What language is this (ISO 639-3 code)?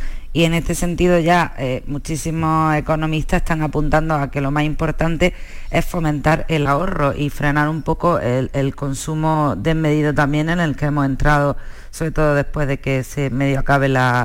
spa